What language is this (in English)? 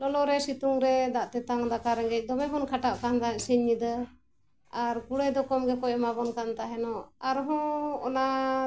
Santali